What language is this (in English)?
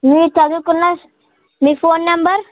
Telugu